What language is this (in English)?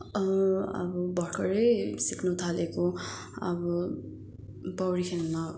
Nepali